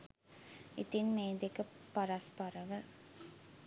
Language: Sinhala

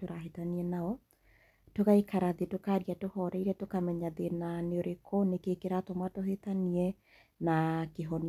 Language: Kikuyu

